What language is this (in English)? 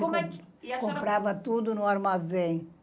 Portuguese